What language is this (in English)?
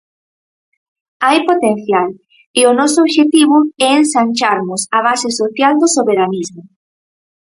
Galician